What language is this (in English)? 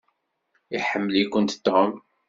Kabyle